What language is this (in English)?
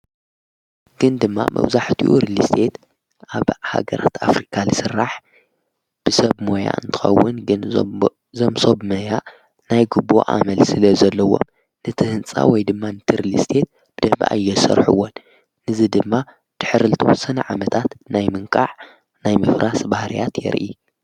Tigrinya